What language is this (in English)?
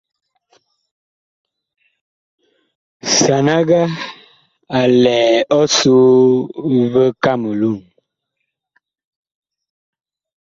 Bakoko